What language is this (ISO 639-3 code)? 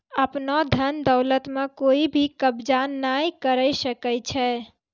mai